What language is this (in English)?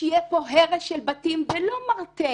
Hebrew